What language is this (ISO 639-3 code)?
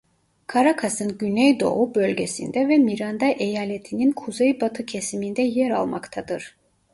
tur